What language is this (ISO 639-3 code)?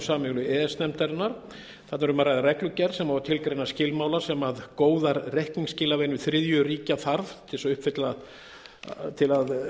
isl